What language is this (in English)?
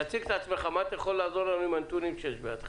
Hebrew